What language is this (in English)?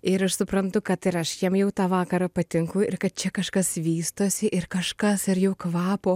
Lithuanian